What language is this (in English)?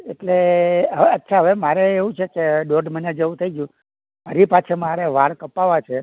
Gujarati